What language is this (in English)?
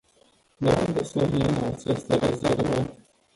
Romanian